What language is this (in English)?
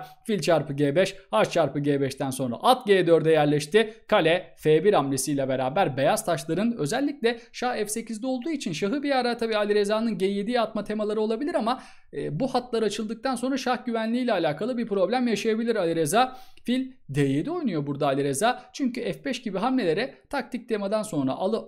Turkish